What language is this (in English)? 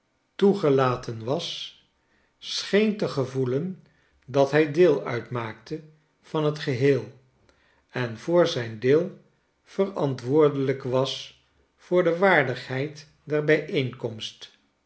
Dutch